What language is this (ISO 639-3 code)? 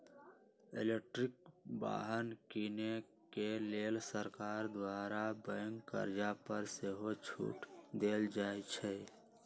mag